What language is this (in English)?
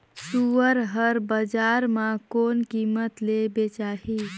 Chhattisgarhi